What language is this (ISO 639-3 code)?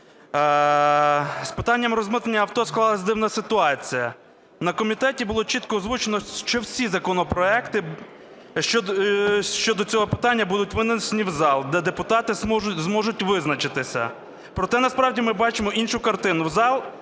ukr